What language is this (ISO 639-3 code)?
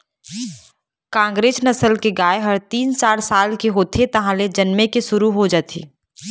hne